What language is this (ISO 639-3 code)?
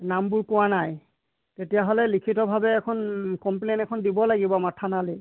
asm